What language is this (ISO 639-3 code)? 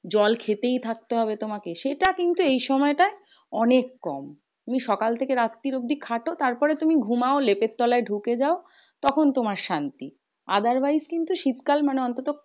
ben